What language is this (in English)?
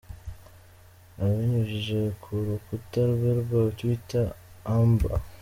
Kinyarwanda